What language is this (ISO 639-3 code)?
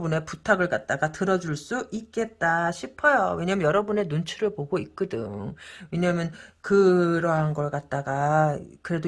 kor